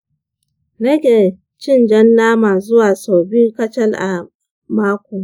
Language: Hausa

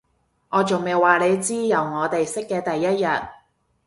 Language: Cantonese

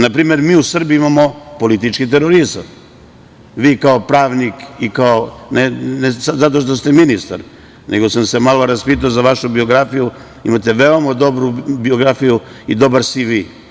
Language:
Serbian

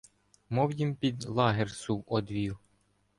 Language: Ukrainian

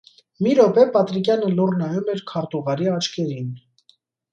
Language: Armenian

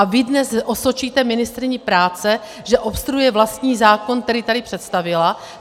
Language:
Czech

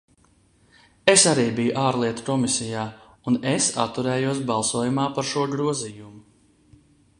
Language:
Latvian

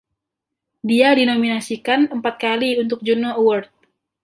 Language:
Indonesian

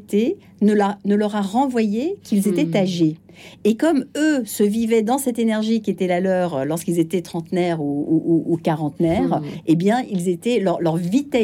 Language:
French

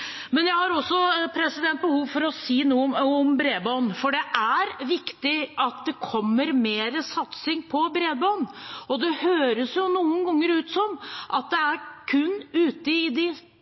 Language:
Norwegian Bokmål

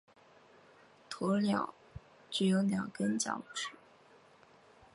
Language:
Chinese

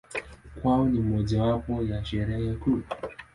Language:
Swahili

